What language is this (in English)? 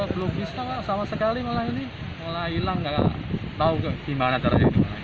Indonesian